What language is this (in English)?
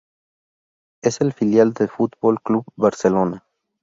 Spanish